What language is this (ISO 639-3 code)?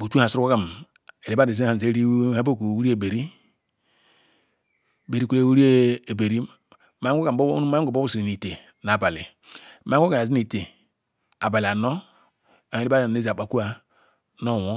ikw